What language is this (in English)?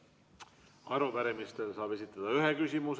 Estonian